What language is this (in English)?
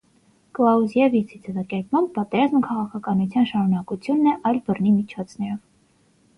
Armenian